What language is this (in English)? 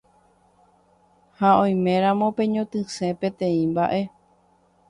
Guarani